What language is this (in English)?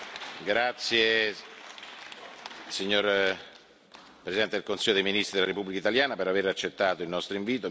Italian